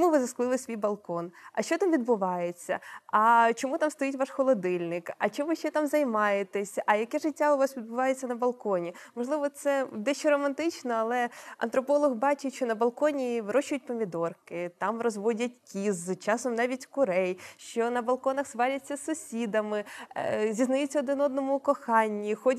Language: Ukrainian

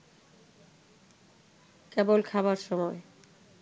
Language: Bangla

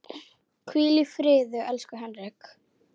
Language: Icelandic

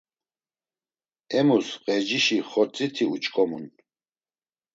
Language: Laz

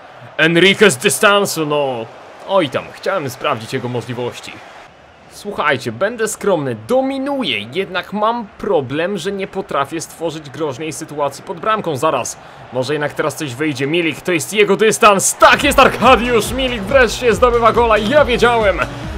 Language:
Polish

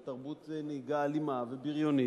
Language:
Hebrew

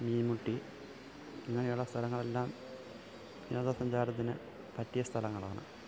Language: Malayalam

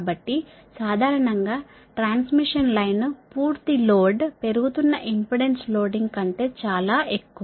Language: Telugu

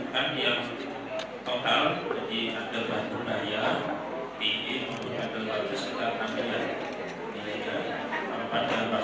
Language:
Indonesian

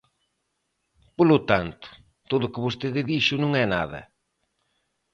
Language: Galician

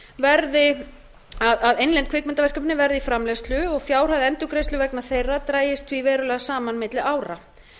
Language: Icelandic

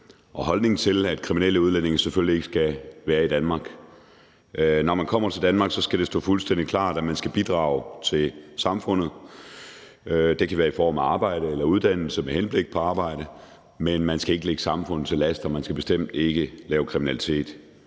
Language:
Danish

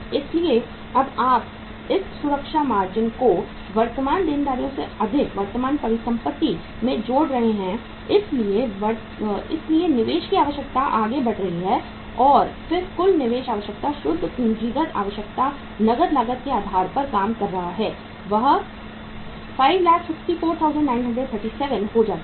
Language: Hindi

